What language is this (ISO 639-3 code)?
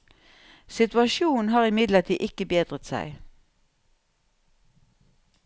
nor